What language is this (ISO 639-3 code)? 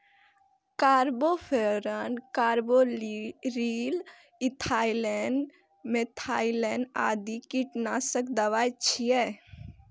mai